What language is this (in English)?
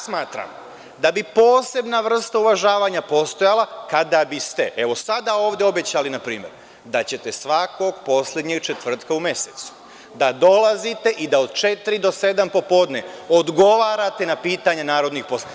Serbian